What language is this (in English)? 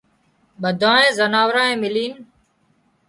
Wadiyara Koli